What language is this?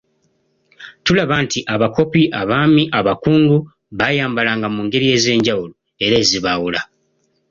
Ganda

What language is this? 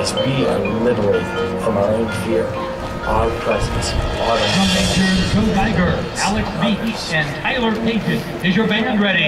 English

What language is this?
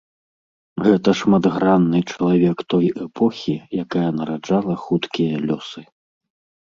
Belarusian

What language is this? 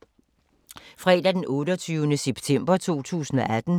Danish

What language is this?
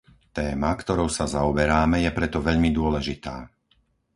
Slovak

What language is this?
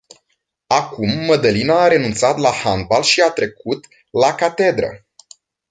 Romanian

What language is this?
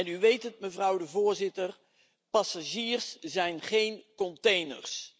Dutch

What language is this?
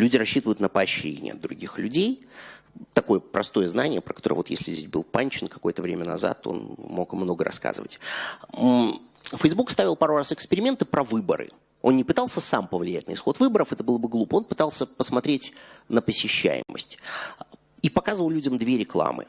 Russian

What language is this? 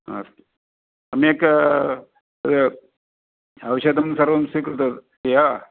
Sanskrit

